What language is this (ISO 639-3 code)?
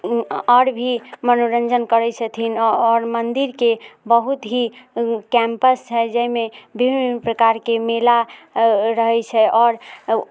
mai